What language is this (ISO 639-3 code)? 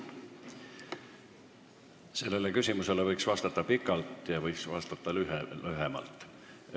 est